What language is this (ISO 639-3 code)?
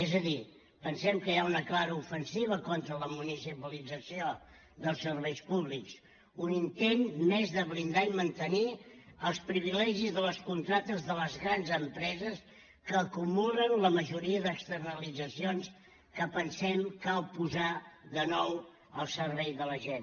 cat